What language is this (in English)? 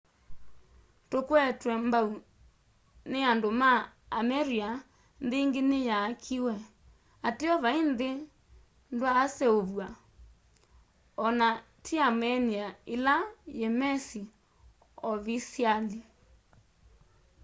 Kamba